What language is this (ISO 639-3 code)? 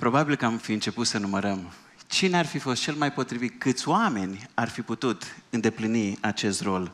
ron